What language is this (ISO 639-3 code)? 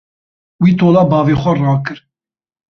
kur